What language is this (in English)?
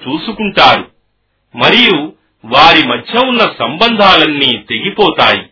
Telugu